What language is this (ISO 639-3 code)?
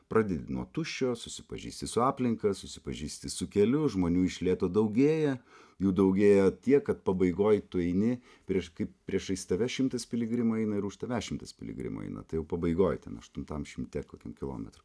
lit